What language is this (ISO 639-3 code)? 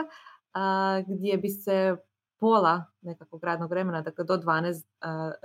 hrv